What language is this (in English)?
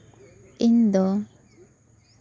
Santali